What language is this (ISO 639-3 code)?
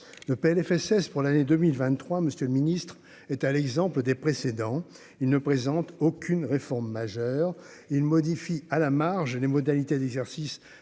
fra